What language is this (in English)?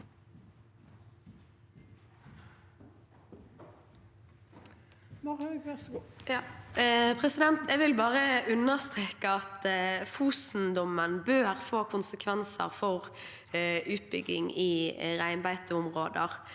Norwegian